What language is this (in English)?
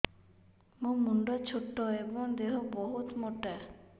Odia